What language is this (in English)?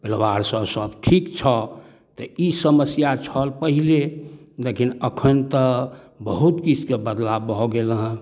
Maithili